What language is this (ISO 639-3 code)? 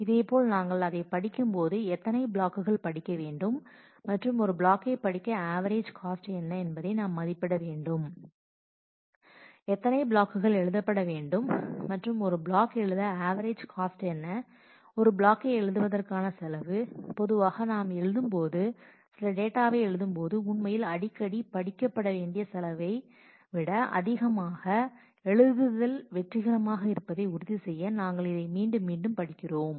tam